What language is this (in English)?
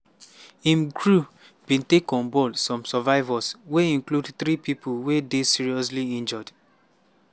Nigerian Pidgin